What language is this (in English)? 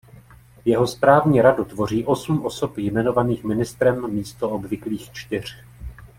Czech